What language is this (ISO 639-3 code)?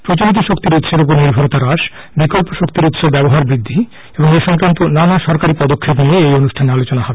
ben